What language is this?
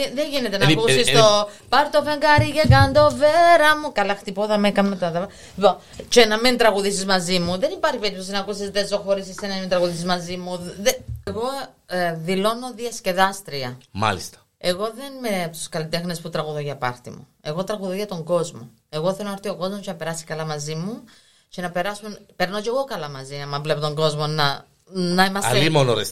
Greek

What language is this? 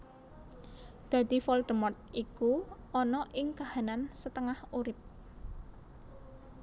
Javanese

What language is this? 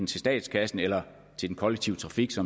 Danish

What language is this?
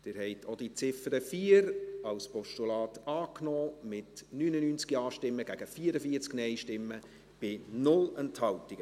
Swiss German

